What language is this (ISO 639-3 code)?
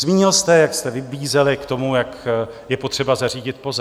ces